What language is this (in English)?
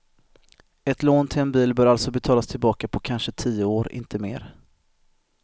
Swedish